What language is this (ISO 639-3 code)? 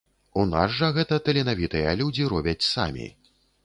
bel